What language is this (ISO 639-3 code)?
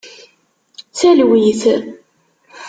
kab